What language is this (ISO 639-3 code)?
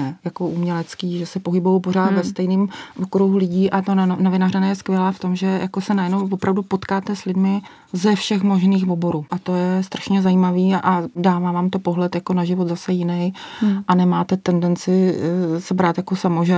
ces